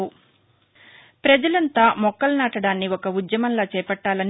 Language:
Telugu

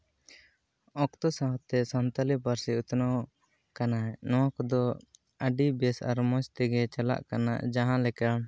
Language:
Santali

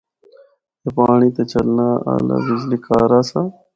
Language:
Northern Hindko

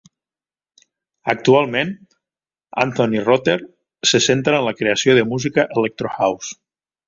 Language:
Catalan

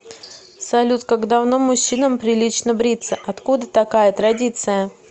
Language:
Russian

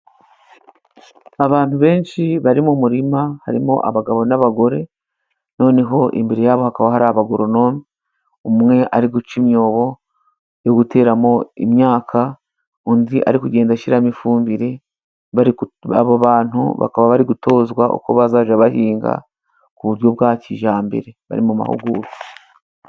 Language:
Kinyarwanda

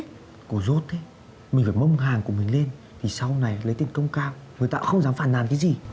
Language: Vietnamese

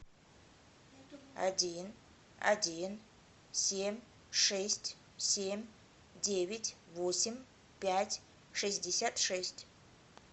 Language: Russian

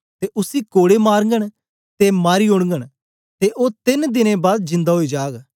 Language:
Dogri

